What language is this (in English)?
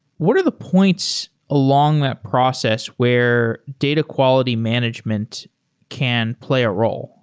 English